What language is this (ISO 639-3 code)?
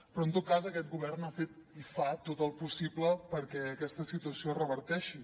cat